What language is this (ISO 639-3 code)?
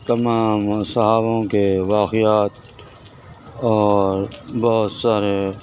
urd